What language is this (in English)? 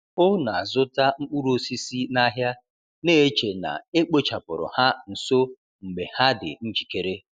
Igbo